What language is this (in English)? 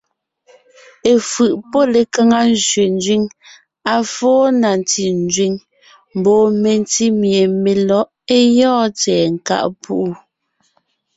Ngiemboon